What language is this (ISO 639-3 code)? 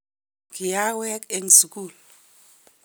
kln